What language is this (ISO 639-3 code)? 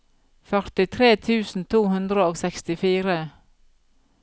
nor